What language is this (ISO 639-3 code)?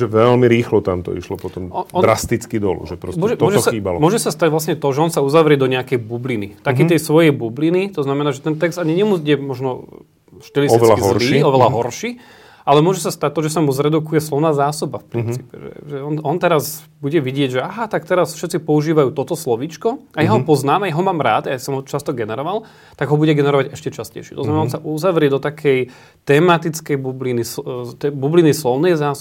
slk